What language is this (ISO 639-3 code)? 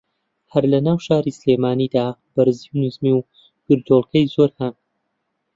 ckb